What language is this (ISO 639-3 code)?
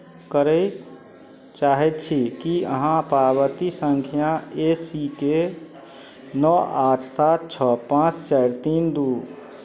mai